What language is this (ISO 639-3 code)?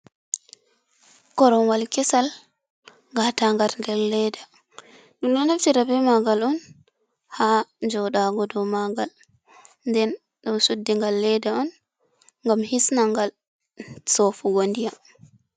ful